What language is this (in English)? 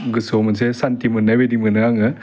Bodo